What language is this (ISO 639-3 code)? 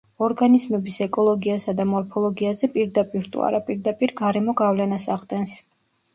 kat